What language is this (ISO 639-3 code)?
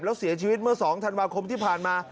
tha